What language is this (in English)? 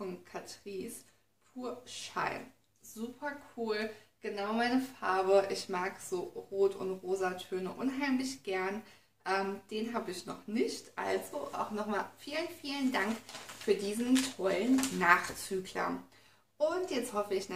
German